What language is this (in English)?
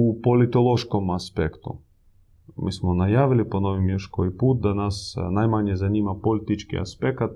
Croatian